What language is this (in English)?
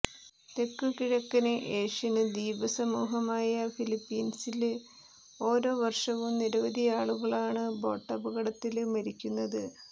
Malayalam